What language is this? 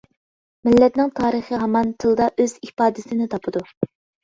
Uyghur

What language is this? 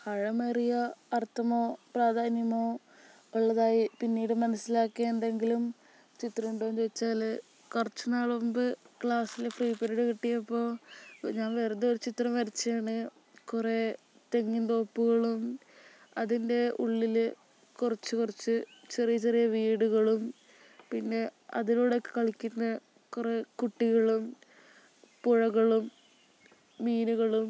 Malayalam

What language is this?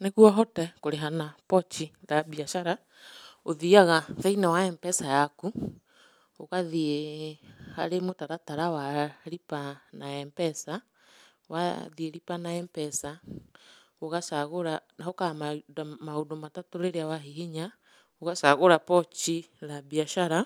Kikuyu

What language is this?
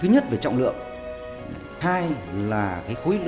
Vietnamese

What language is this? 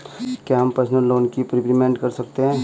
Hindi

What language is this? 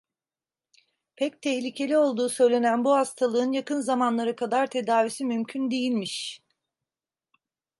Turkish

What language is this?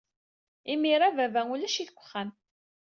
Kabyle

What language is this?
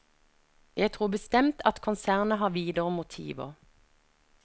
Norwegian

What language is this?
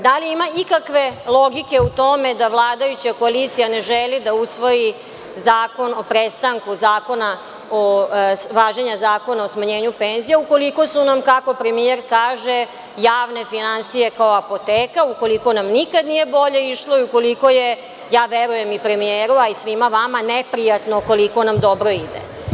Serbian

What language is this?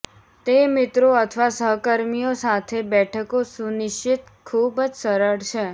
Gujarati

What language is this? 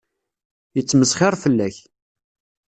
Kabyle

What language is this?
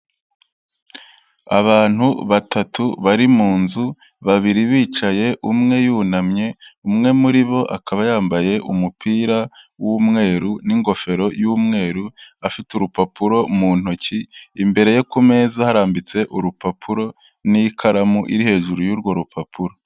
Kinyarwanda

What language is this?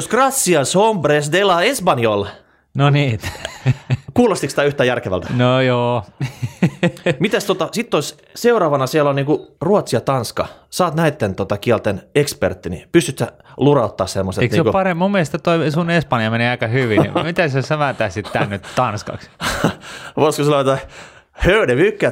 Finnish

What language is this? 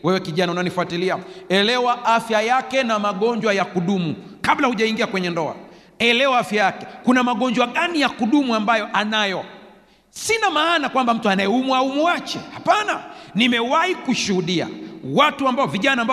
Swahili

